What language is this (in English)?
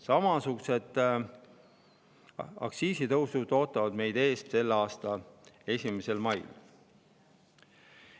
Estonian